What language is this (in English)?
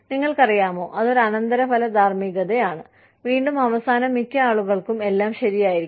Malayalam